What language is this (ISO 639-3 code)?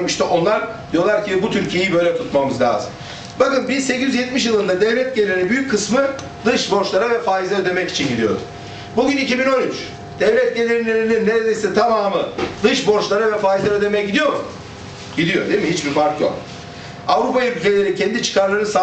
tur